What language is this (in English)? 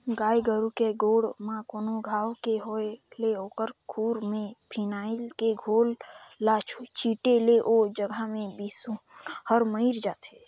Chhattisgarhi